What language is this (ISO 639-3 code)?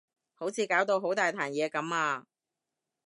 yue